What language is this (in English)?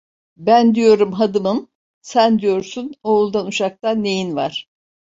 Turkish